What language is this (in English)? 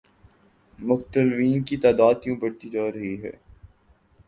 Urdu